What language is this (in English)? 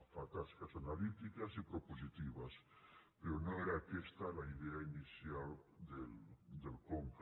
Catalan